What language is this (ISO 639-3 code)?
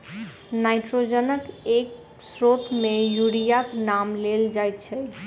mai